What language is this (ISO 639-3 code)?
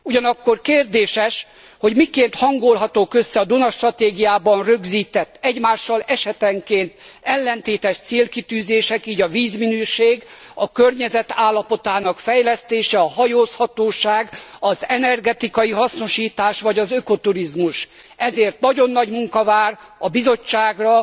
hun